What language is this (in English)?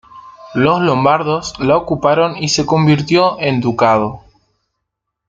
Spanish